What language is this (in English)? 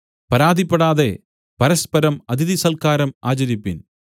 Malayalam